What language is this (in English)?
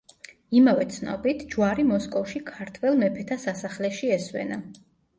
Georgian